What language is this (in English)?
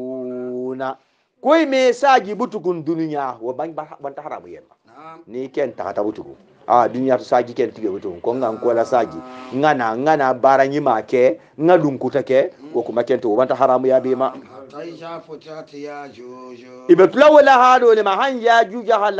Arabic